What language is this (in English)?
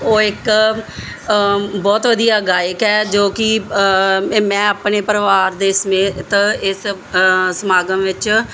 Punjabi